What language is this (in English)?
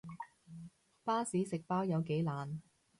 Cantonese